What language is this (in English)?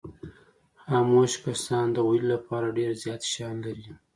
Pashto